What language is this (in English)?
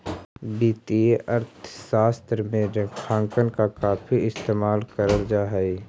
Magahi